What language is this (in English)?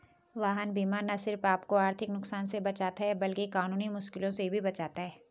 Hindi